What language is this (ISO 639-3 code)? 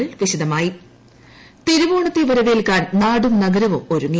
mal